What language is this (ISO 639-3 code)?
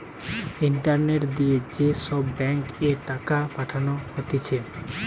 ben